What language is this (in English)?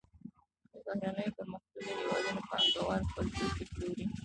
Pashto